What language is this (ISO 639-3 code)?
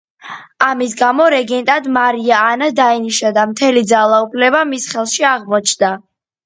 kat